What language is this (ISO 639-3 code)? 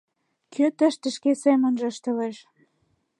chm